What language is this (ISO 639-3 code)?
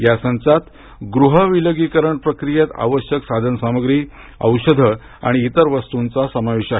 mar